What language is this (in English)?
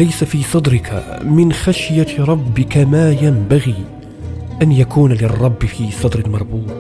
Arabic